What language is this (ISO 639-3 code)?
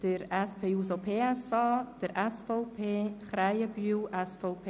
gsw